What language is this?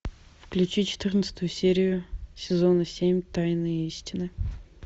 Russian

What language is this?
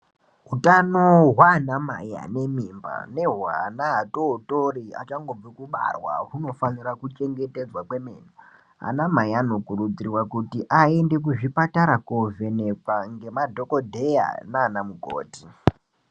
Ndau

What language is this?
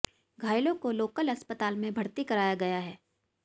Hindi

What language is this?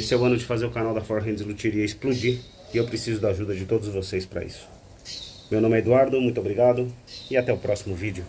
Portuguese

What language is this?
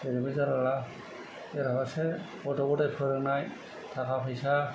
Bodo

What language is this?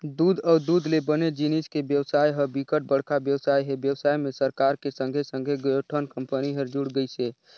Chhattisgarhi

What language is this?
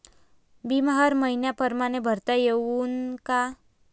Marathi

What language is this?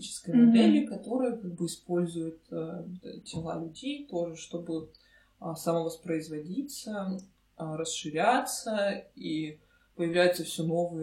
Russian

